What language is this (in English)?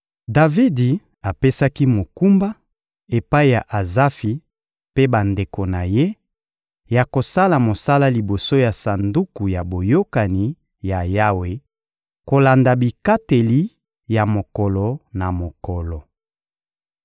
Lingala